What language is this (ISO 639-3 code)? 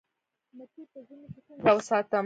pus